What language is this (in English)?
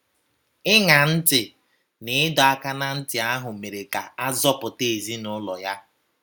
Igbo